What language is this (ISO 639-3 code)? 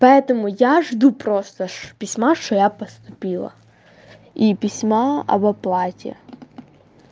rus